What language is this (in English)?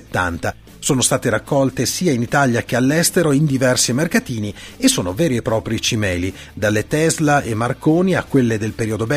Italian